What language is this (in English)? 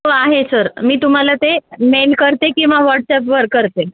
Marathi